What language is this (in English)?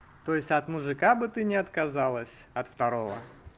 Russian